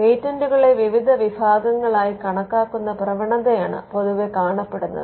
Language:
Malayalam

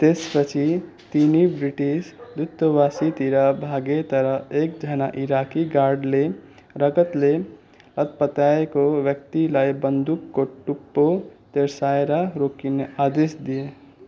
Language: Nepali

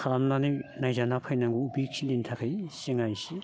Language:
Bodo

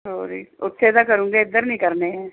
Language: Punjabi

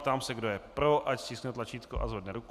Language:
Czech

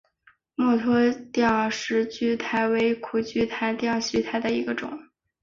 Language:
Chinese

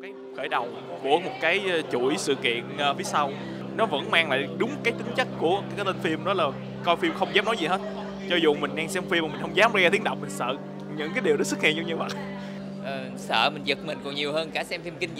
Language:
Vietnamese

